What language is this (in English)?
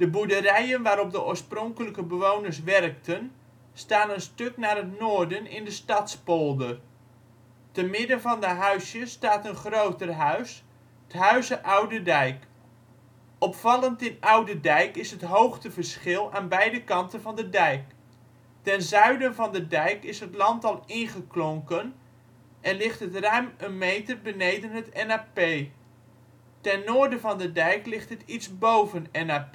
Dutch